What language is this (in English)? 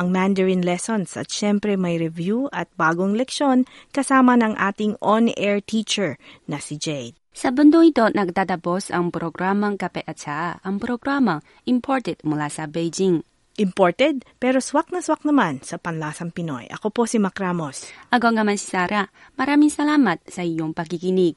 Filipino